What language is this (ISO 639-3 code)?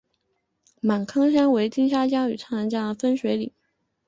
zho